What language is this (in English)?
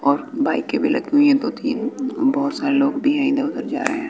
Hindi